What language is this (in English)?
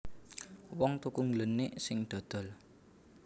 Javanese